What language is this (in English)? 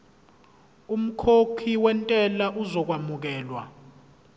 Zulu